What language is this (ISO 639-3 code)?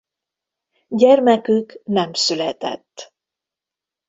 hun